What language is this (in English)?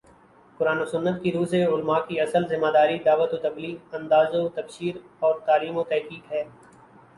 Urdu